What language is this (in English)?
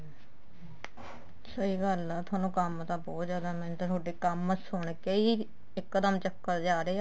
Punjabi